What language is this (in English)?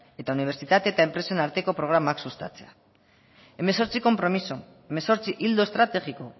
Basque